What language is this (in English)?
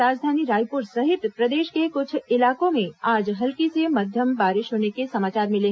Hindi